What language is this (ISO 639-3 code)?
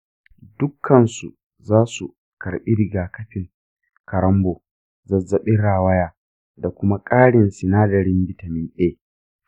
hau